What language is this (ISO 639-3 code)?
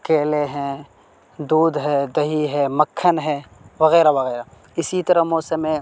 urd